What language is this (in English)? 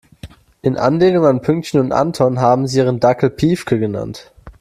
German